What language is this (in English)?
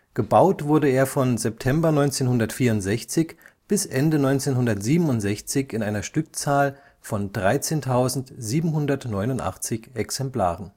German